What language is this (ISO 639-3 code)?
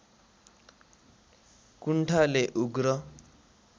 nep